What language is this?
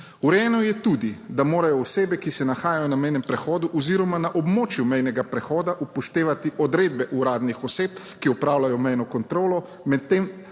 Slovenian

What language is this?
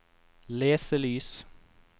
Norwegian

